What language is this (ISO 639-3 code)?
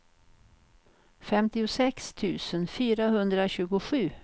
swe